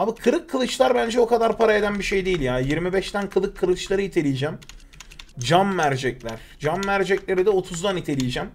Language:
Turkish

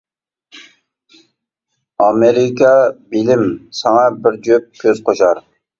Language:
Uyghur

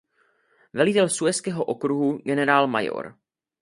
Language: Czech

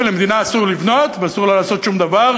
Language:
Hebrew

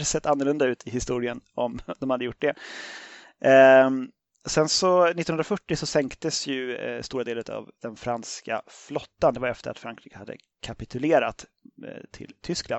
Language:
Swedish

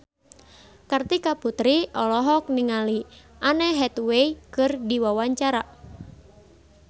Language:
Sundanese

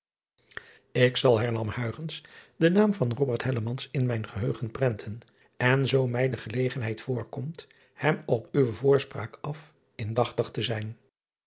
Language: Dutch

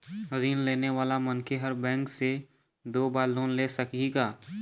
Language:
Chhattisgarhi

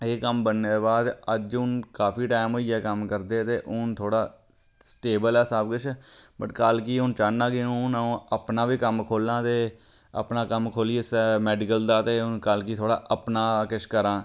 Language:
Dogri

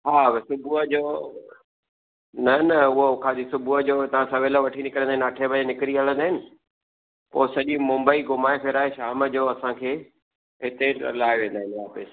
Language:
Sindhi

